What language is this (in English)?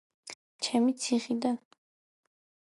Georgian